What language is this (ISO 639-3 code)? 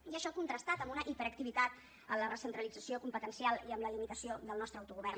cat